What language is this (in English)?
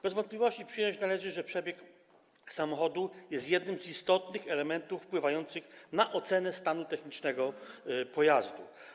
Polish